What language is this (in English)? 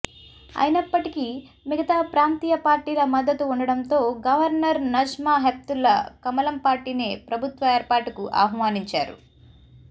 Telugu